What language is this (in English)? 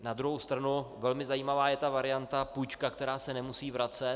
Czech